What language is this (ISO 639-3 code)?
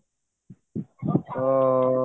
ori